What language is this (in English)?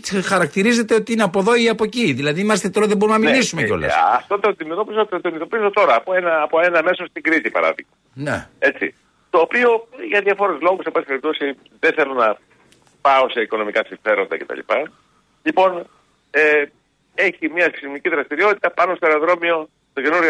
Greek